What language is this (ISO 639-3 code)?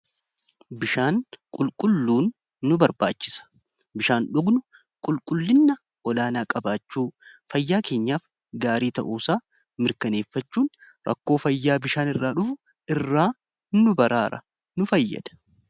orm